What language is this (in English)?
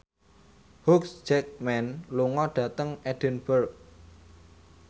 Javanese